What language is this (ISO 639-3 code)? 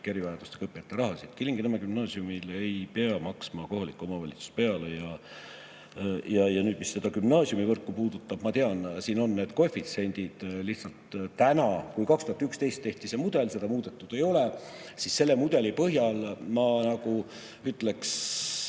est